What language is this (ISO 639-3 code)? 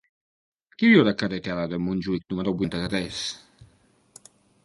cat